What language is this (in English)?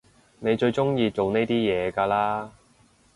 Cantonese